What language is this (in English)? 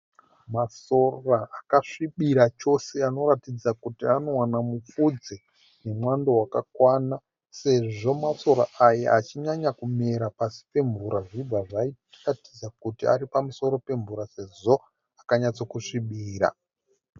Shona